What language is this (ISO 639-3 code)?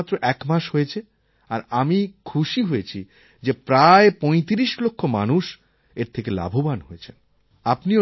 ben